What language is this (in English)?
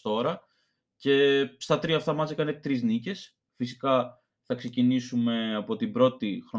Greek